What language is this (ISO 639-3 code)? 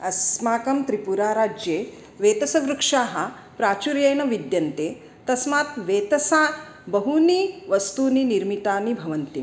san